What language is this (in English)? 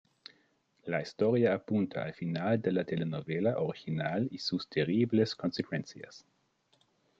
Spanish